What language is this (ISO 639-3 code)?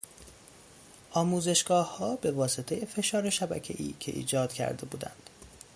fas